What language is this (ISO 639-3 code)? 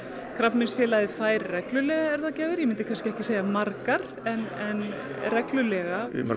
isl